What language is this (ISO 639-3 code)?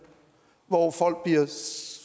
dan